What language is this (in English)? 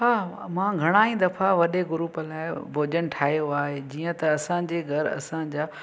Sindhi